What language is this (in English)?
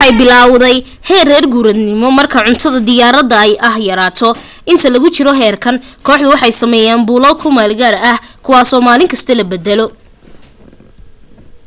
Somali